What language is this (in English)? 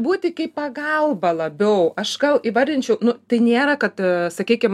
Lithuanian